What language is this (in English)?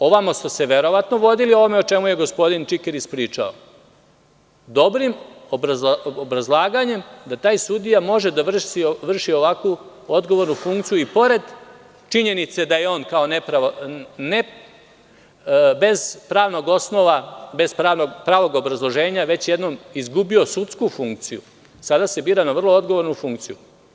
Serbian